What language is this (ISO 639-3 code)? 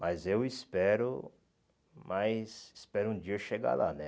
por